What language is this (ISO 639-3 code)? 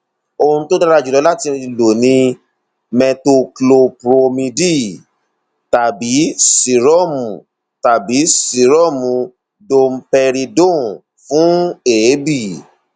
yor